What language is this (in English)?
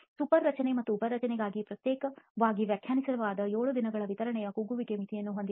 Kannada